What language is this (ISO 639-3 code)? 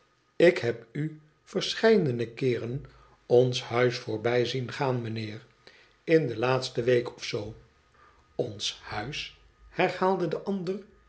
nld